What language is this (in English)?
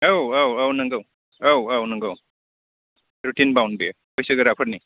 Bodo